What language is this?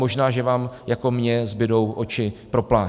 Czech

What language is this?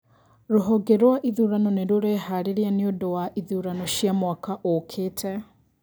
Kikuyu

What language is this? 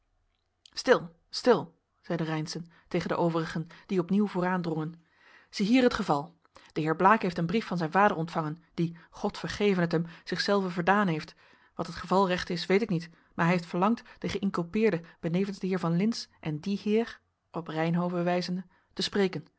Dutch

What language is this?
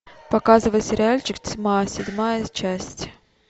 Russian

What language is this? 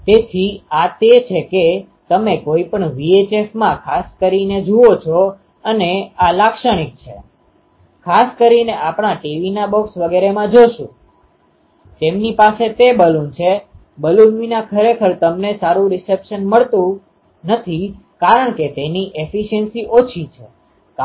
Gujarati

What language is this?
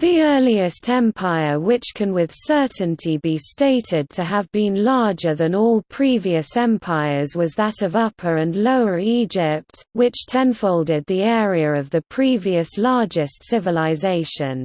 English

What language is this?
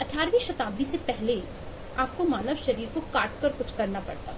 Hindi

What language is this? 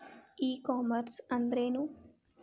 Kannada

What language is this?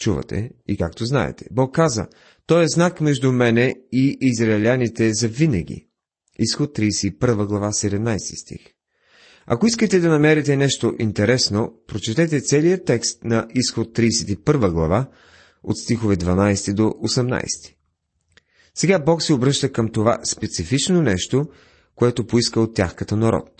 Bulgarian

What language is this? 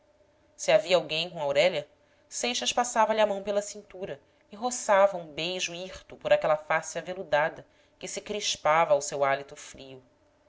Portuguese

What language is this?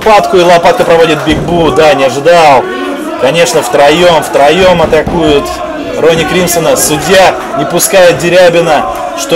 Russian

